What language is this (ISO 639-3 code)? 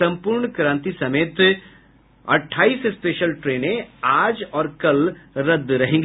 hin